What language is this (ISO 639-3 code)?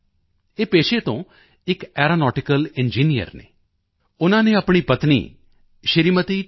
pan